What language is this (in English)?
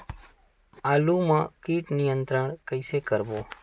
Chhattisgarhi